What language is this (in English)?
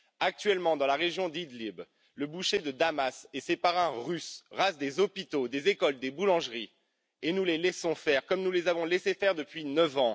French